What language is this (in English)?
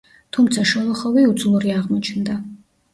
Georgian